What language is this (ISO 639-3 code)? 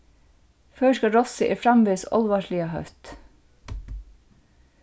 fao